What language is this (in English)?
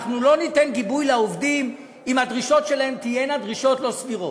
Hebrew